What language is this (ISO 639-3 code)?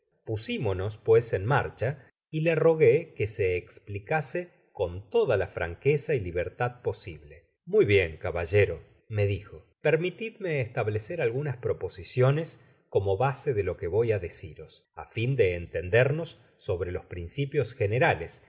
spa